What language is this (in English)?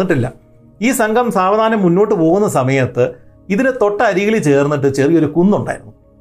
Malayalam